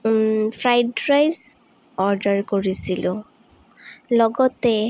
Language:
Assamese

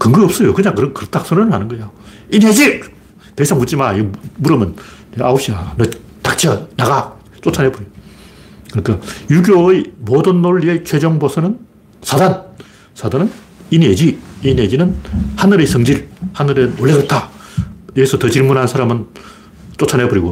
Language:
Korean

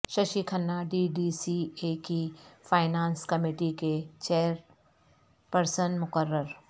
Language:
Urdu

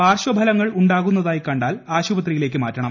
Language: Malayalam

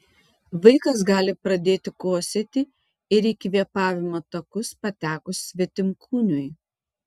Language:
Lithuanian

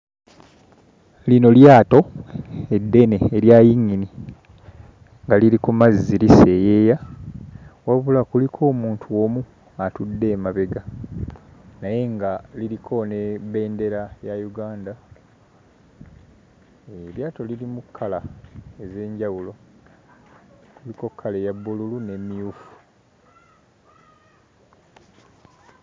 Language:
Ganda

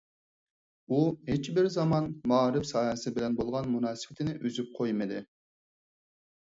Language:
Uyghur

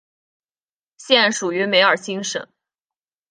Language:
Chinese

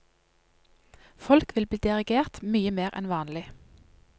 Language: Norwegian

